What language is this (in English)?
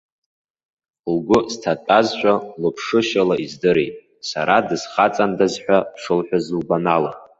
Abkhazian